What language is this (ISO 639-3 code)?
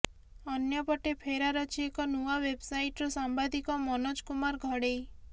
ori